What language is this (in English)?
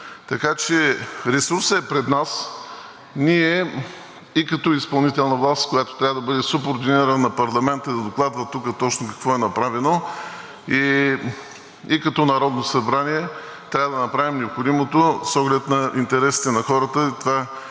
Bulgarian